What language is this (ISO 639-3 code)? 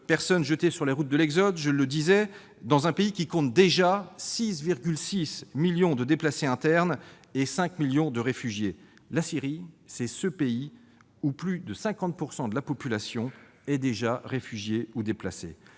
fra